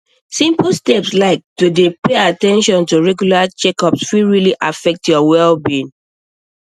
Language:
Nigerian Pidgin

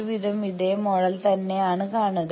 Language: Malayalam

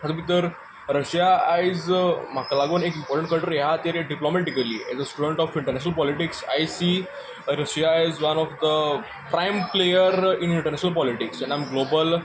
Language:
Konkani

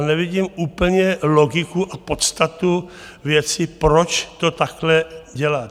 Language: Czech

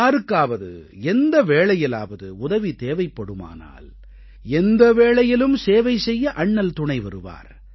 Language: Tamil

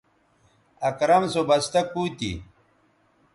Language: Bateri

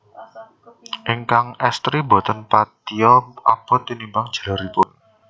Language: Javanese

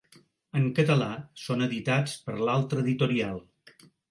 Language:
Catalan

